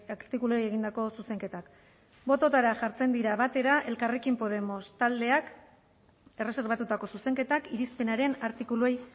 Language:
Basque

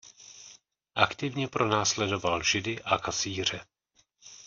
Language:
Czech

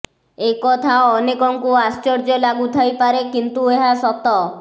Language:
Odia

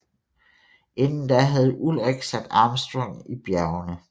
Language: Danish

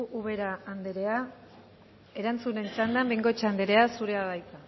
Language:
Basque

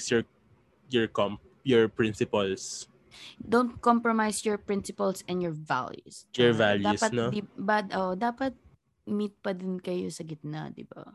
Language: Filipino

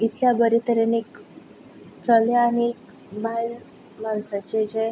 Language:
Konkani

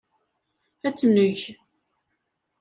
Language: Kabyle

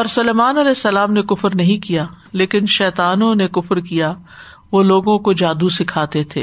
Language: Urdu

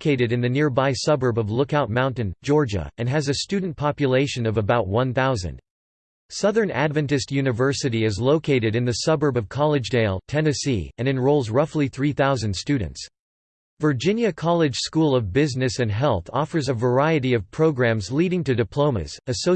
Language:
English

